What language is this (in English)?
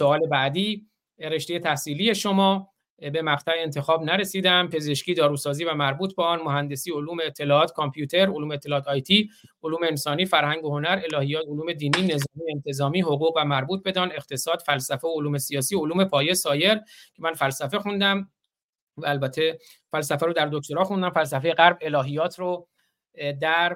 Persian